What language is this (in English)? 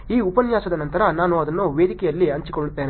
Kannada